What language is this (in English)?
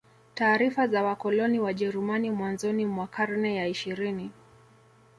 Swahili